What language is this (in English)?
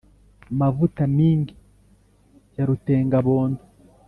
Kinyarwanda